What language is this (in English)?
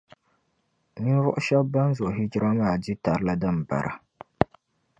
Dagbani